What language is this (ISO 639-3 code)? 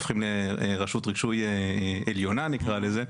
heb